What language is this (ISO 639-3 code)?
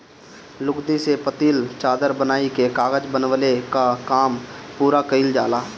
bho